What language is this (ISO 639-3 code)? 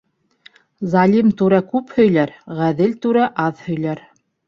bak